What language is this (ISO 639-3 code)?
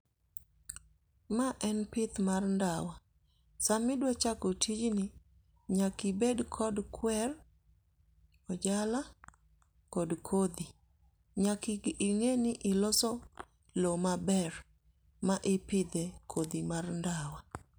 luo